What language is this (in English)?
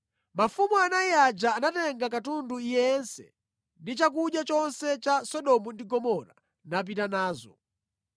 Nyanja